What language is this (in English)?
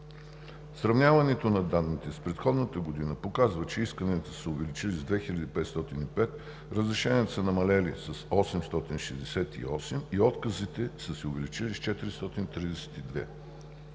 Bulgarian